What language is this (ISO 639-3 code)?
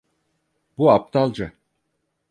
tur